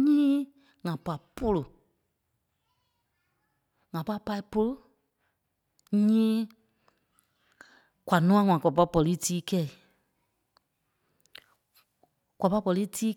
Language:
Kpelle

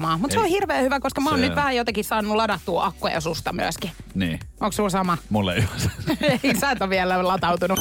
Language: Finnish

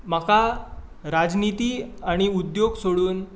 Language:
Konkani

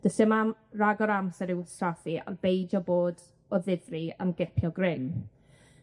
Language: Welsh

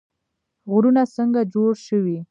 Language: Pashto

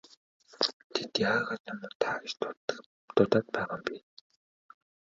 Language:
Mongolian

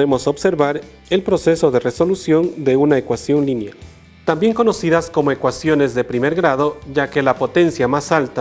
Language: Spanish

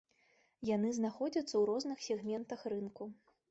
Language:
Belarusian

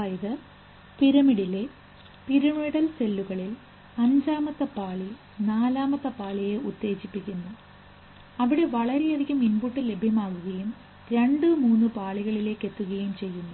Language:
Malayalam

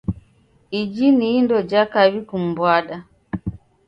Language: Taita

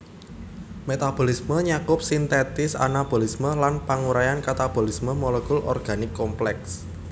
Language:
Javanese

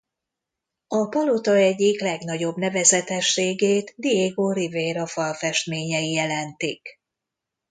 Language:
Hungarian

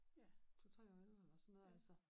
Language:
Danish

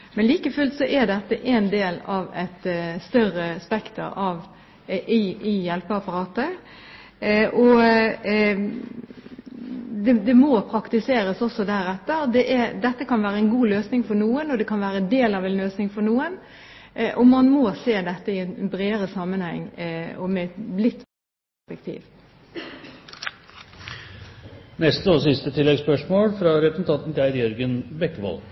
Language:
Norwegian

